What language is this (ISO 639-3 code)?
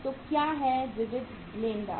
hin